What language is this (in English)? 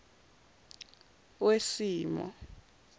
Zulu